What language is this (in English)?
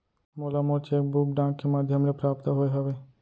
Chhattisgarhi